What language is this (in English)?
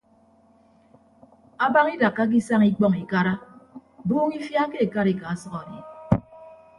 Ibibio